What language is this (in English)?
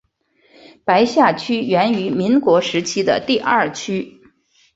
Chinese